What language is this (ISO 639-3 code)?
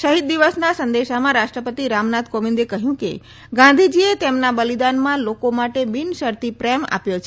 guj